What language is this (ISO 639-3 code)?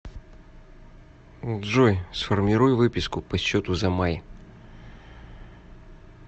rus